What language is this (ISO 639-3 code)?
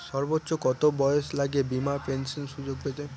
ben